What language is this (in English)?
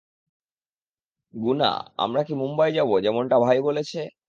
Bangla